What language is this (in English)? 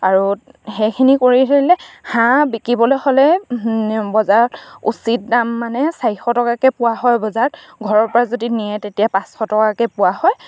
Assamese